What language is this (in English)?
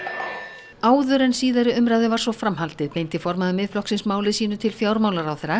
Icelandic